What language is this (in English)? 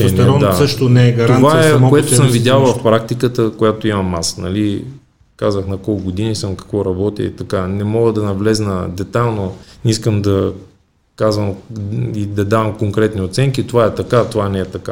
Bulgarian